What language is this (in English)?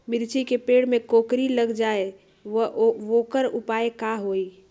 Magahi